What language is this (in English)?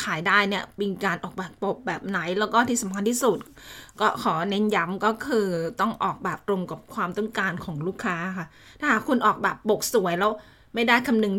Thai